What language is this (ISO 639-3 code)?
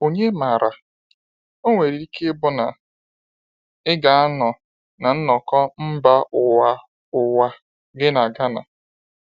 ibo